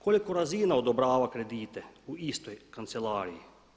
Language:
Croatian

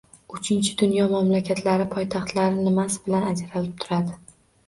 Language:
Uzbek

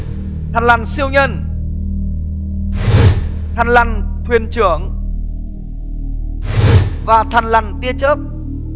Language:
Vietnamese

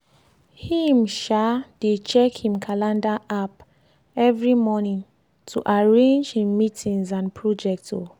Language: Nigerian Pidgin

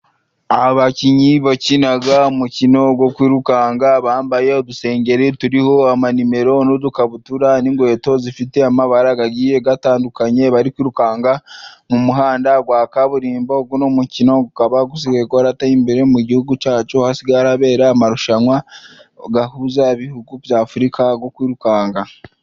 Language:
Kinyarwanda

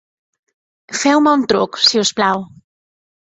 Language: Catalan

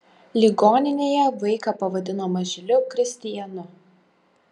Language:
Lithuanian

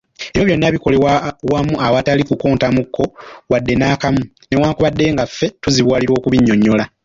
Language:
Ganda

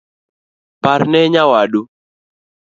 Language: Luo (Kenya and Tanzania)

